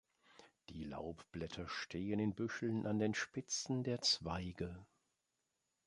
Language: German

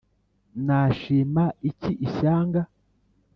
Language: Kinyarwanda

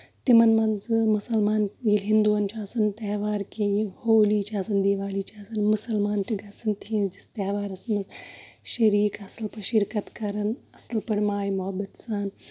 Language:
Kashmiri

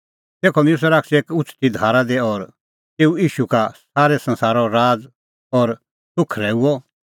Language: Kullu Pahari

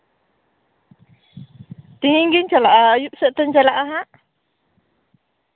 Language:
Santali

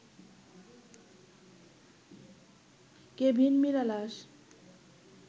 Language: Bangla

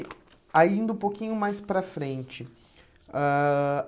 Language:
Portuguese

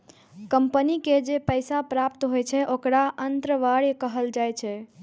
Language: Maithili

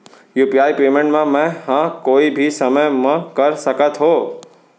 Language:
Chhattisgarhi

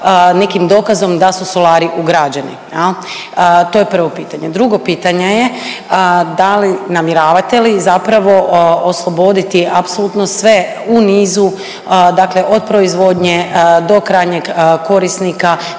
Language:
Croatian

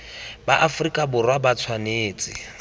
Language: Tswana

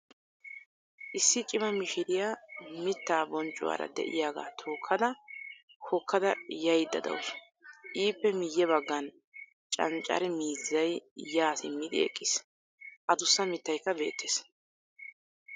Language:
Wolaytta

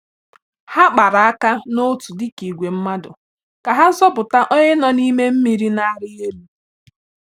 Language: Igbo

